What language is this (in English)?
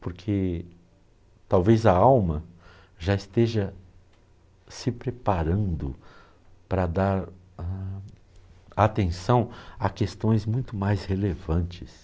Portuguese